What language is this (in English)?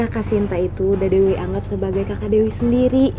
Indonesian